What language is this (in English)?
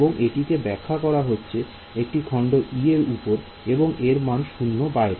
Bangla